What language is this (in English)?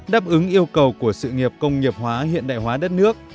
Vietnamese